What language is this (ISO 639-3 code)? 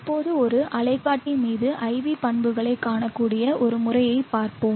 tam